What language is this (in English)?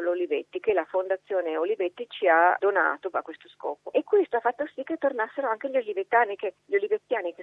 Italian